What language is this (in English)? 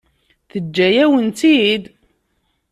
Kabyle